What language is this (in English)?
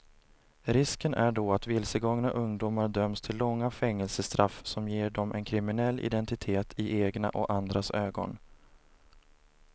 Swedish